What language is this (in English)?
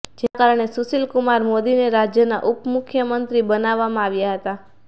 Gujarati